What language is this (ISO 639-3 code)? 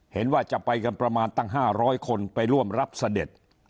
tha